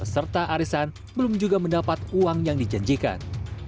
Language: Indonesian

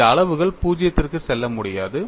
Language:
Tamil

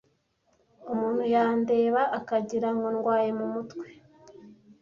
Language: Kinyarwanda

